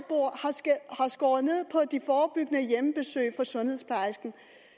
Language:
Danish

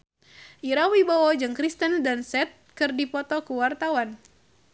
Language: Sundanese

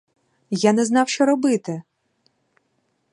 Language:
Ukrainian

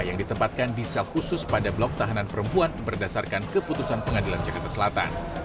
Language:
Indonesian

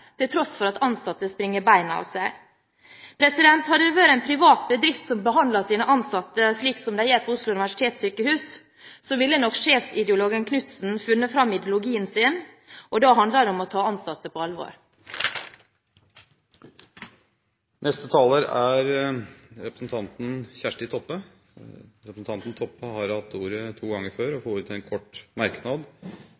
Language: Norwegian Bokmål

